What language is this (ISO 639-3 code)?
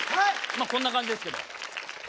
jpn